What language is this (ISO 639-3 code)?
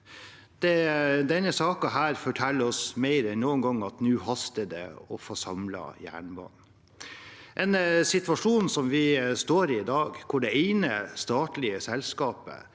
nor